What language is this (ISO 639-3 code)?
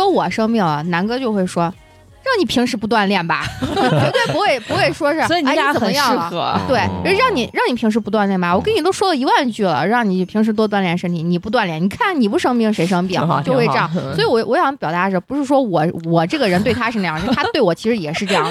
zho